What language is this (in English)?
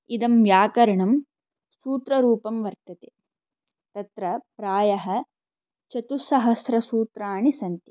Sanskrit